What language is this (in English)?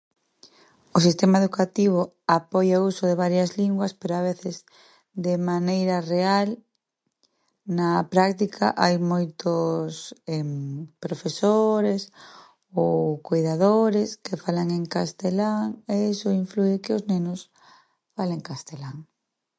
Galician